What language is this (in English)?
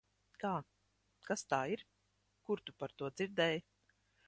Latvian